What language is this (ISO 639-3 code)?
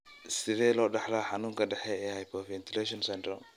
som